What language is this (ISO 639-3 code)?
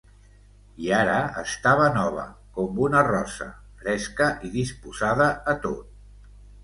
cat